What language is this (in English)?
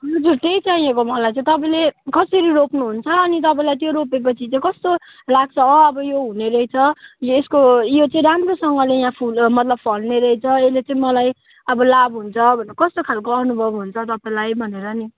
Nepali